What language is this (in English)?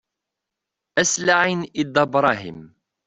Kabyle